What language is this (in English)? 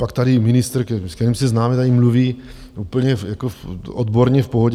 Czech